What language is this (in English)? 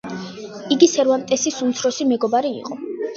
Georgian